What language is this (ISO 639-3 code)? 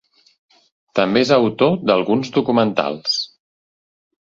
cat